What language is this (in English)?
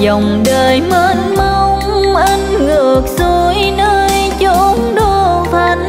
Vietnamese